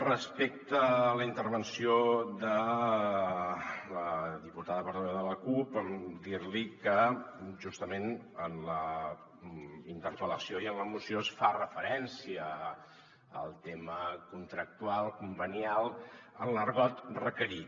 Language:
Catalan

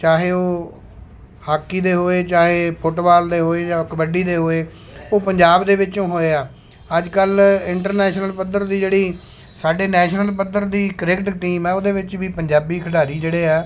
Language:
Punjabi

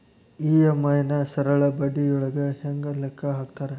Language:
Kannada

